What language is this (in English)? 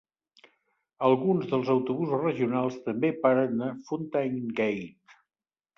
Catalan